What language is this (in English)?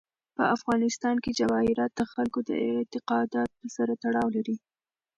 Pashto